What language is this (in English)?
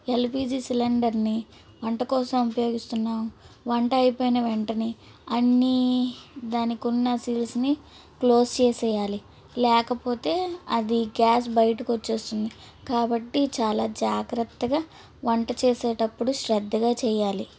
Telugu